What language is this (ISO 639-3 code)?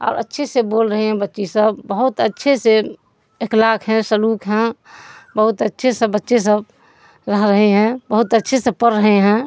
urd